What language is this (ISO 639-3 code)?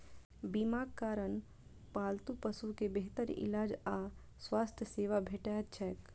mai